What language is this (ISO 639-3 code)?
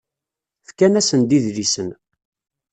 kab